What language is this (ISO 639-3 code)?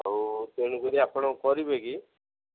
ori